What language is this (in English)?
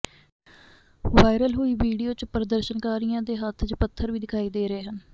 Punjabi